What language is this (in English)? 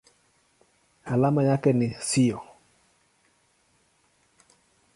Swahili